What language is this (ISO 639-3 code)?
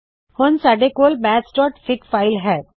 pan